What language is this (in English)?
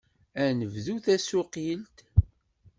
Kabyle